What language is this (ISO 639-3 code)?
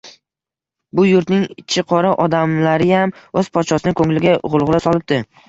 uzb